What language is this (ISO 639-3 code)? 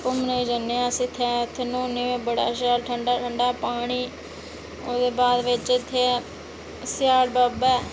doi